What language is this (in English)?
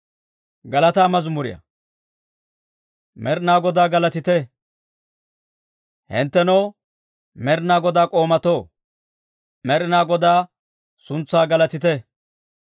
Dawro